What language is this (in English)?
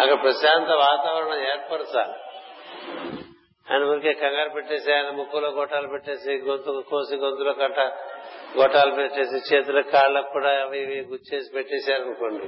Telugu